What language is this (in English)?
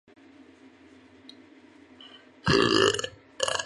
Chinese